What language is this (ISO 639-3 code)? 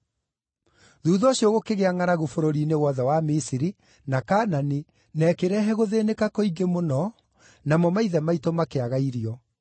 kik